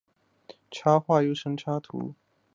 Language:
Chinese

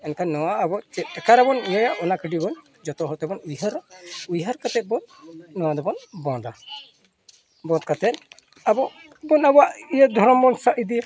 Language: Santali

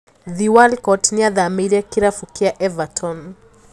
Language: Kikuyu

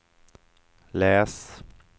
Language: Swedish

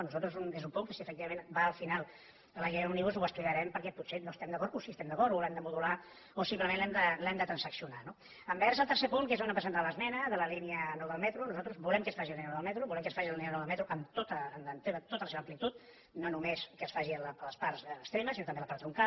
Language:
Catalan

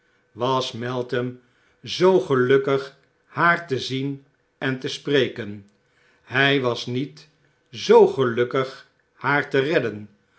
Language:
Dutch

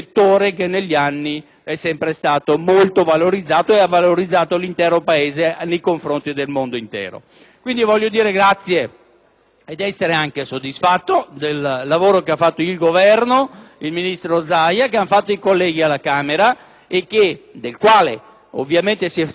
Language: Italian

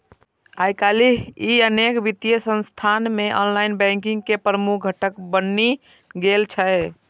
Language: Maithili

